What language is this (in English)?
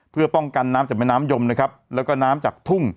Thai